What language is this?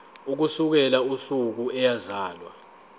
Zulu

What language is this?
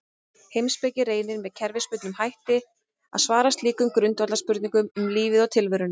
Icelandic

